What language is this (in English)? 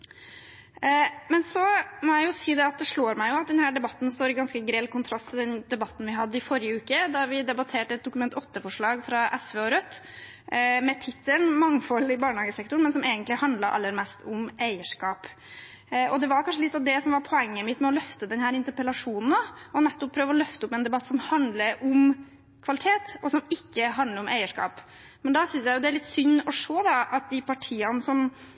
Norwegian Bokmål